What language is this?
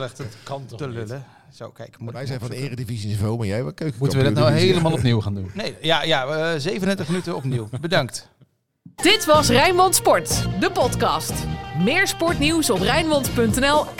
Dutch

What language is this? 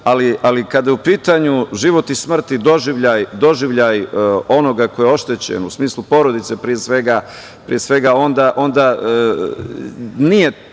Serbian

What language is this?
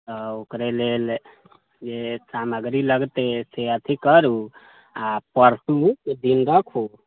Maithili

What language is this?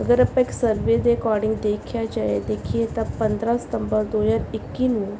Punjabi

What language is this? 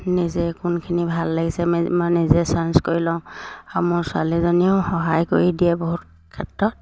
Assamese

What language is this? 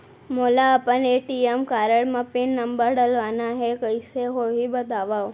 Chhattisgarhi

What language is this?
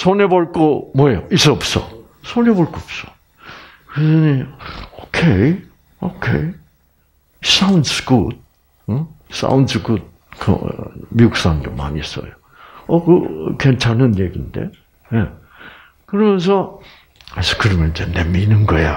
Korean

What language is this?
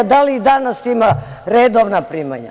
Serbian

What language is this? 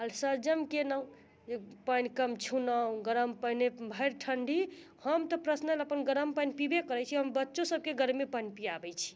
Maithili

